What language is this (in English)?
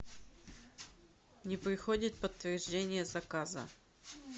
Russian